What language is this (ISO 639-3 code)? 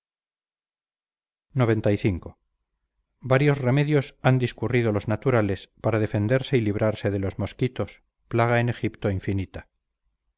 spa